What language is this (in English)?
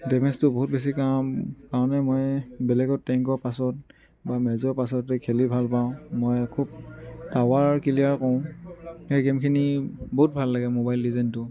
Assamese